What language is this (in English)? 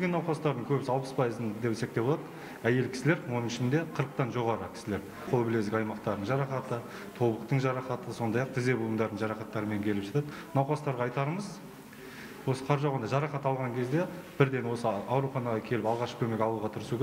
Turkish